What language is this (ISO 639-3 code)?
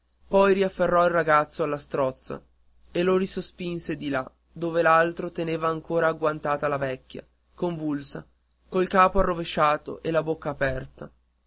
ita